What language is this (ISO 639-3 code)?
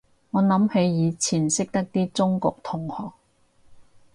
yue